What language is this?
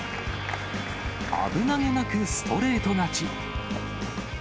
Japanese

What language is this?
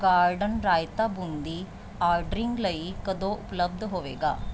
Punjabi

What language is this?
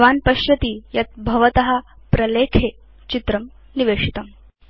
Sanskrit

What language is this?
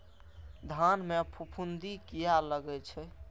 Maithili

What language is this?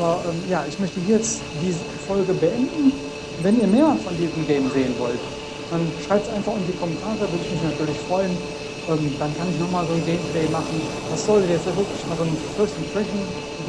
German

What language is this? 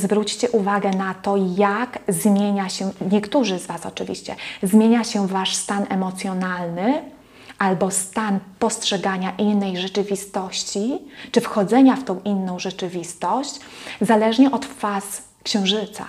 Polish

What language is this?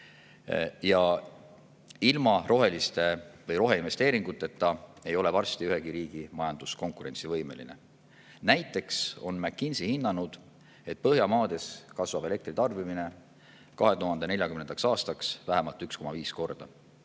Estonian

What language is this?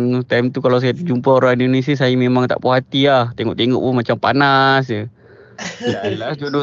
Malay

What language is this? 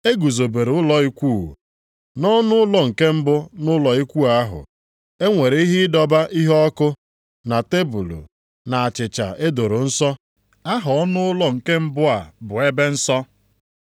Igbo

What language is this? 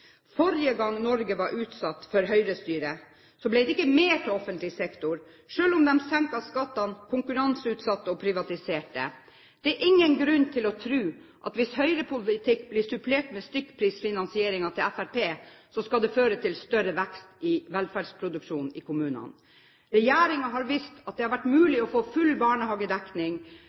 Norwegian Bokmål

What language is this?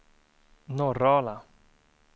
Swedish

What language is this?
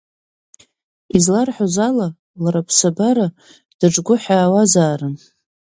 Abkhazian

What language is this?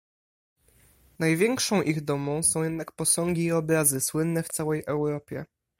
Polish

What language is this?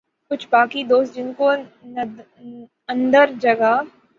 Urdu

